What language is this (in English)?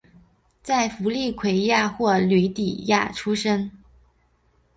Chinese